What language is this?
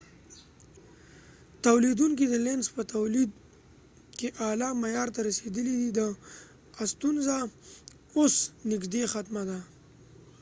Pashto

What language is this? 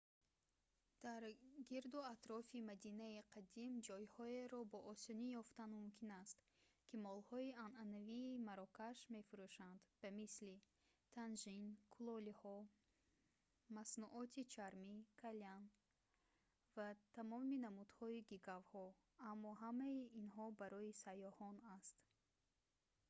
Tajik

